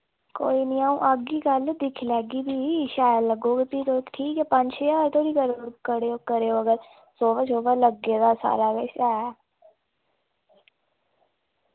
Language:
Dogri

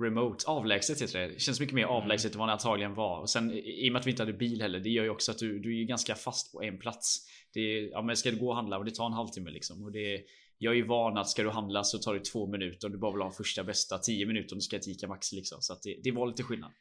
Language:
Swedish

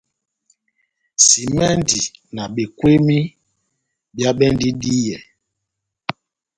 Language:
Batanga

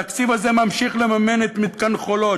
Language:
Hebrew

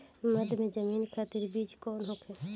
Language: Bhojpuri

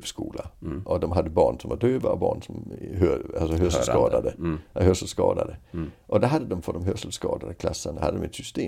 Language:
Swedish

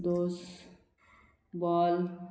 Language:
Konkani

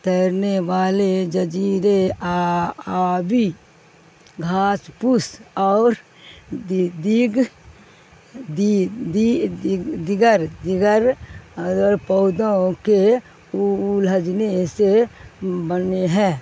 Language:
Urdu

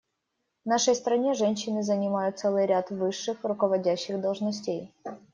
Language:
Russian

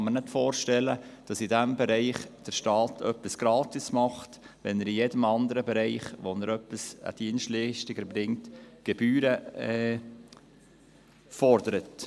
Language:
Swiss German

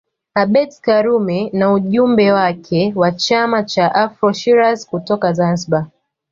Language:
Swahili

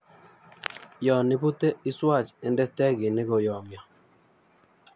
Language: Kalenjin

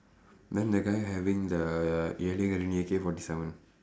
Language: English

